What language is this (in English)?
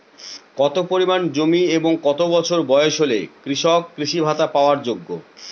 Bangla